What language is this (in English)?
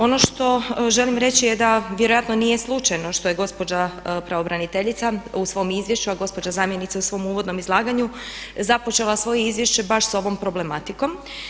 Croatian